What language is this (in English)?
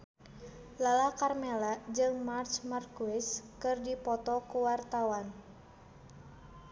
Sundanese